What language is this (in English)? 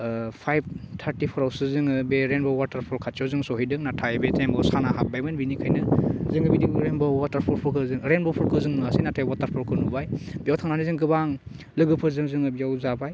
Bodo